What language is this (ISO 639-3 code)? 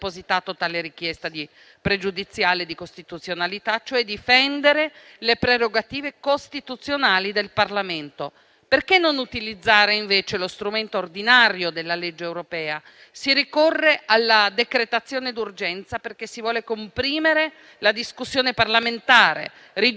ita